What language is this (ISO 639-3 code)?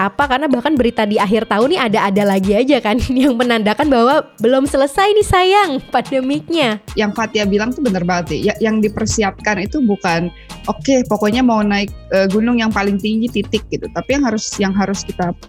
ind